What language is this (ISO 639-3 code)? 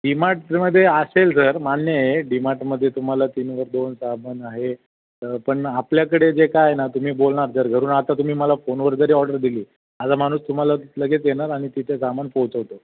mar